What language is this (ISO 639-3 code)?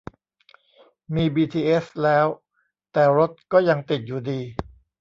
tha